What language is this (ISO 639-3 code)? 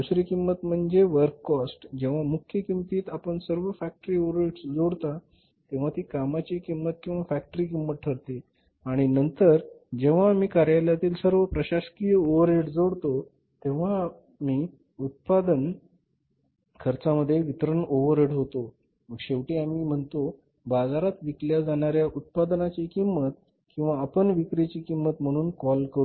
mar